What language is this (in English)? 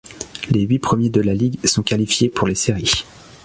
French